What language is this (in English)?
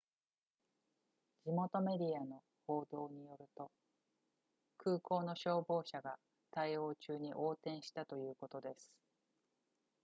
Japanese